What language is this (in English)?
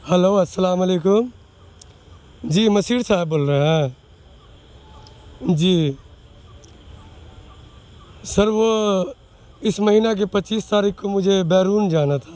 Urdu